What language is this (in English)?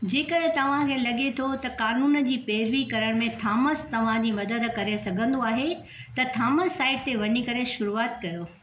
Sindhi